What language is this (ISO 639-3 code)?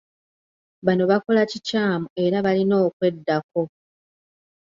lug